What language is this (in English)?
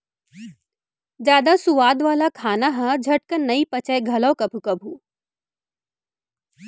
Chhattisgarhi